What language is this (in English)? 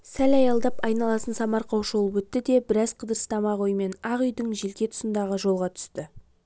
Kazakh